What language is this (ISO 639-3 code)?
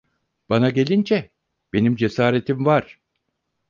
tur